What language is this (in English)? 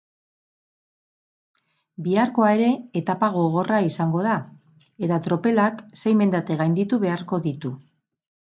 Basque